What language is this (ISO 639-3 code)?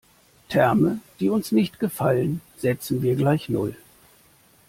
deu